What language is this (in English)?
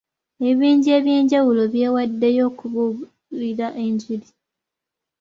Ganda